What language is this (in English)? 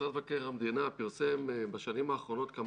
Hebrew